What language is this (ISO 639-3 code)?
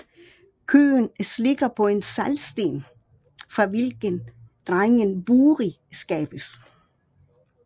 dan